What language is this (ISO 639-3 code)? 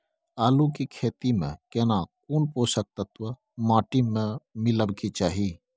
mai